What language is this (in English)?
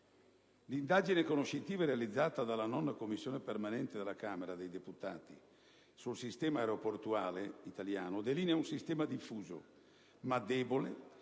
Italian